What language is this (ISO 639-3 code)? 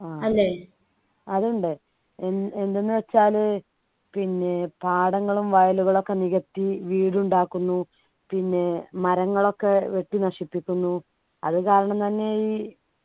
mal